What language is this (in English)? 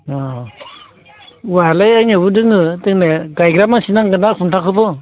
Bodo